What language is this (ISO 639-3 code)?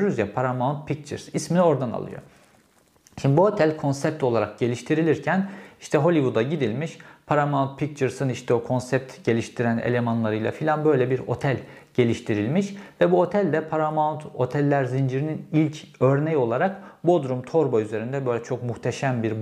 tur